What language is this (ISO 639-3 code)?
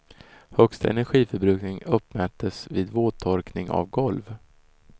swe